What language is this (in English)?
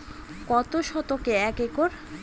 Bangla